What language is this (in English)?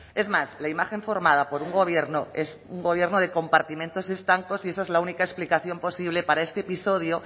Spanish